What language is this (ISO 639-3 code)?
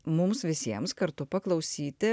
lit